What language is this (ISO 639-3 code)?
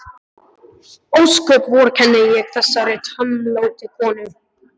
isl